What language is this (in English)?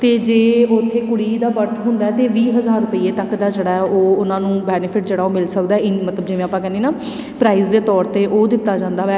Punjabi